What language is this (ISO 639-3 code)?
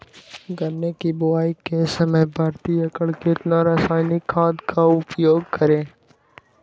mag